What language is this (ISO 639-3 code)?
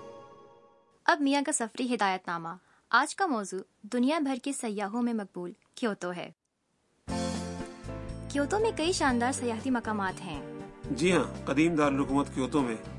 urd